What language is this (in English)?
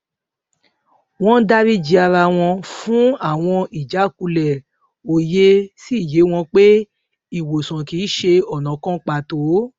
Yoruba